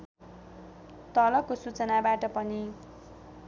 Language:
Nepali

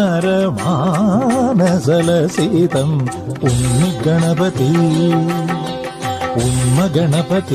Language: Arabic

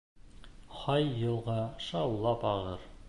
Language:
Bashkir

